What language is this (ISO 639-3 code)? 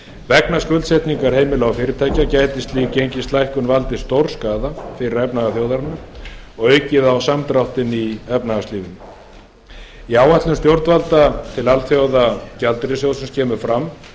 isl